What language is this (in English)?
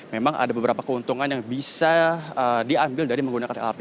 Indonesian